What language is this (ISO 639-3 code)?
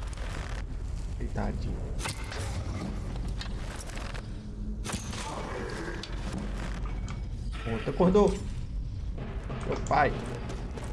por